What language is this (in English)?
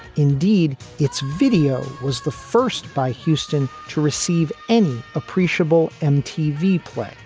English